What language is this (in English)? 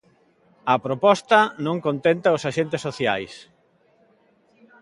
Galician